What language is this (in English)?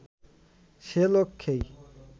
Bangla